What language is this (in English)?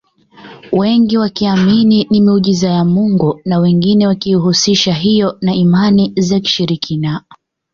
Swahili